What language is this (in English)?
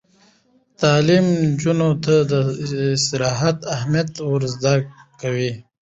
Pashto